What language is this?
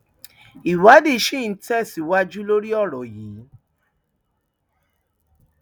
Yoruba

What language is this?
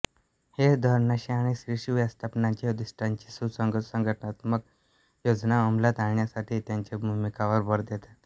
Marathi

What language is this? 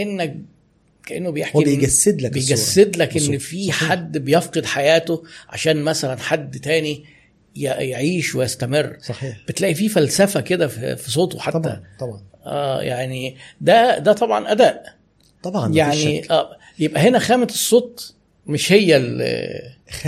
Arabic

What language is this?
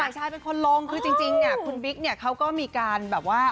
Thai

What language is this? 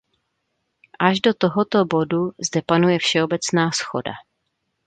Czech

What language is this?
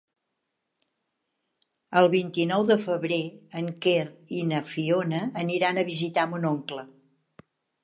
Catalan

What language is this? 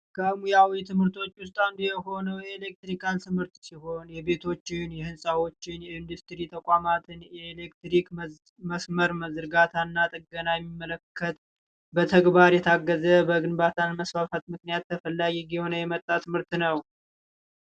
Amharic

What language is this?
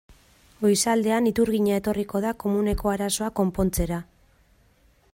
Basque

